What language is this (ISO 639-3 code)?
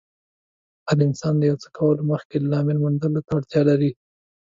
pus